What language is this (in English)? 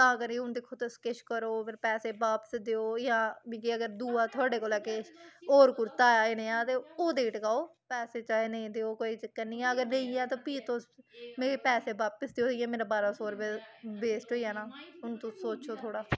Dogri